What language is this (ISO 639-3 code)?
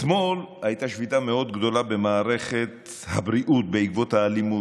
heb